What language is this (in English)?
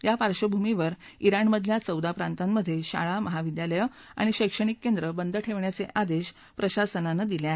Marathi